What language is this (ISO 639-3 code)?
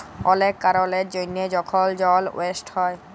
ben